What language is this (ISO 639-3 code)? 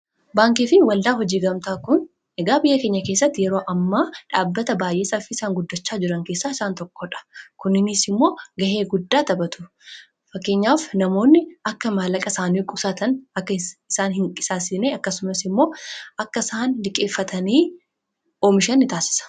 orm